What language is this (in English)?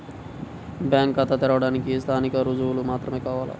Telugu